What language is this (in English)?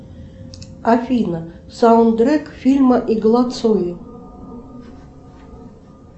Russian